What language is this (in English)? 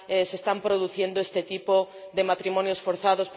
Spanish